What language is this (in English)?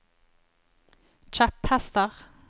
Norwegian